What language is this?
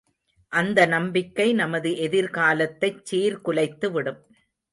Tamil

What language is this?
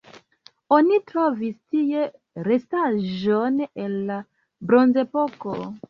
Esperanto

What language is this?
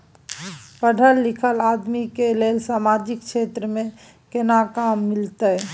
Maithili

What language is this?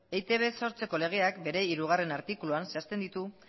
Basque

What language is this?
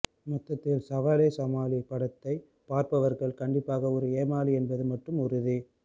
Tamil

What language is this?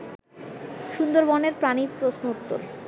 Bangla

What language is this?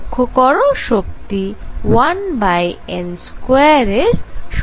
Bangla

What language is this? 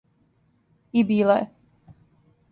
Serbian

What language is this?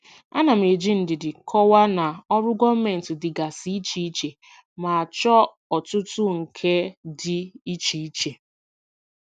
Igbo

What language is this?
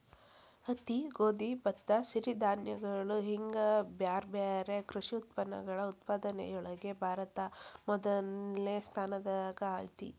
Kannada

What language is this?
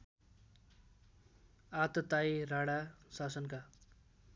Nepali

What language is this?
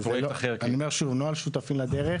Hebrew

